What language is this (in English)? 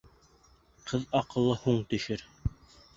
Bashkir